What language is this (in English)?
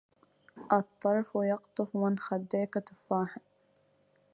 Arabic